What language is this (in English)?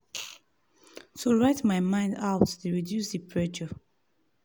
Nigerian Pidgin